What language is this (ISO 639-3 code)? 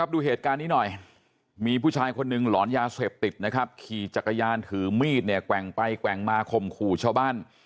tha